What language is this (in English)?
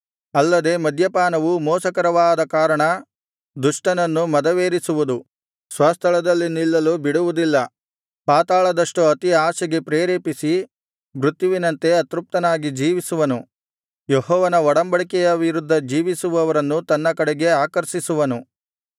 Kannada